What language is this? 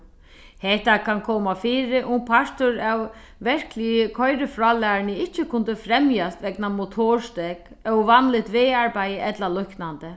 Faroese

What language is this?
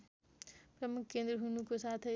Nepali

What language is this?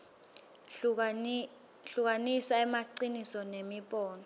Swati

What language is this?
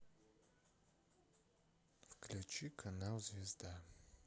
Russian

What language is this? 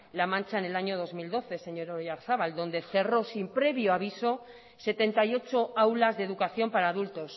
Spanish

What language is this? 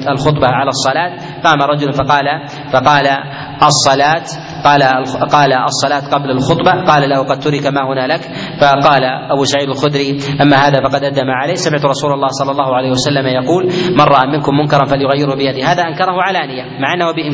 Arabic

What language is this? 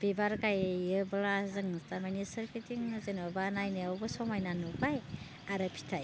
Bodo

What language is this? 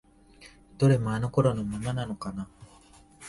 Japanese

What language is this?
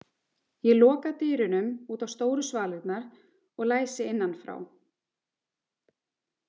Icelandic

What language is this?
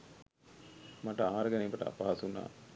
Sinhala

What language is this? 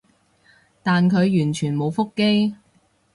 Cantonese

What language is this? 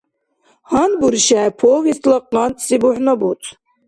Dargwa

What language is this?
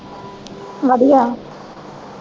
Punjabi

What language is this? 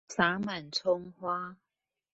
Chinese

